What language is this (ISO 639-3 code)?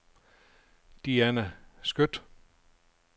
dan